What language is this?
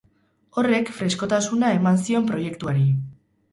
Basque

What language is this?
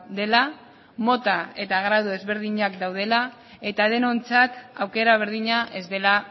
Basque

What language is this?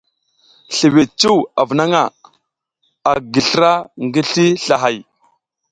South Giziga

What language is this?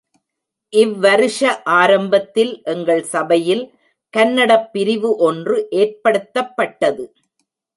Tamil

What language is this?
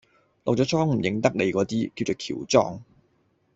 Cantonese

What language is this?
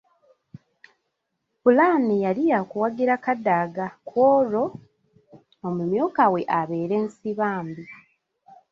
Ganda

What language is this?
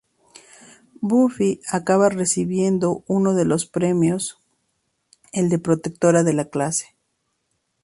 Spanish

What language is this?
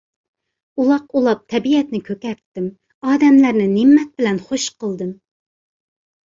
Uyghur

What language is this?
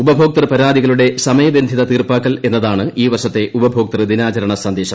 Malayalam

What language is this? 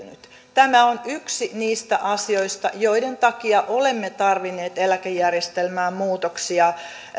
Finnish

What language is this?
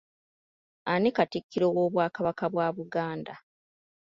Ganda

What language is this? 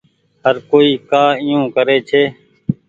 Goaria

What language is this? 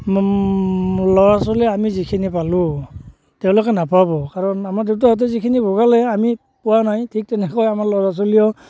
Assamese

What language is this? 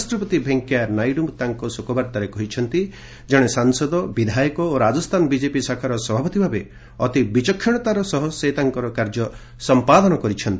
Odia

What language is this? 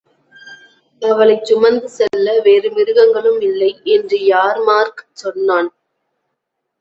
Tamil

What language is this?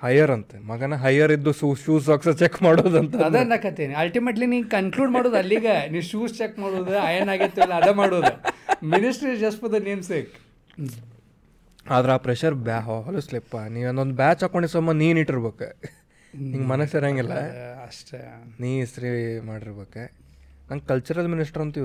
Kannada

